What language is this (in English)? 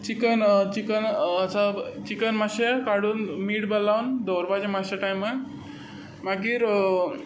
Konkani